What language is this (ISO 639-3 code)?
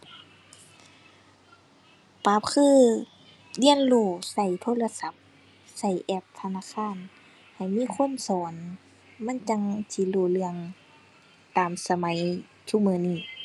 tha